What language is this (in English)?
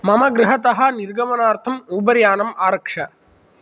Sanskrit